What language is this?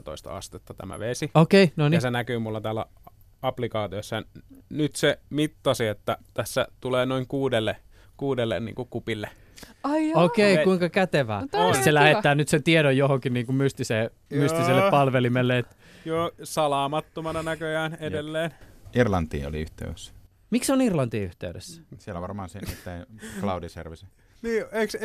Finnish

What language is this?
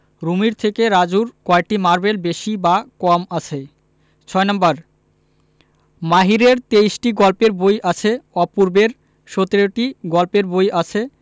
Bangla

